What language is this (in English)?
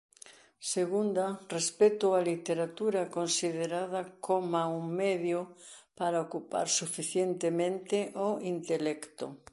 Galician